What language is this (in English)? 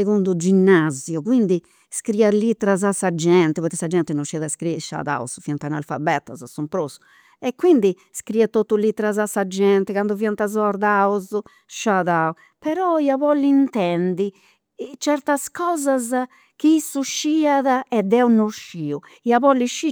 Campidanese Sardinian